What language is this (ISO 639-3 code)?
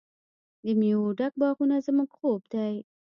pus